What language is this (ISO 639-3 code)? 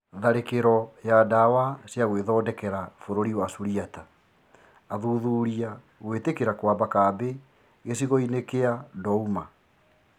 kik